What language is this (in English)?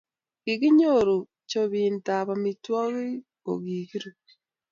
Kalenjin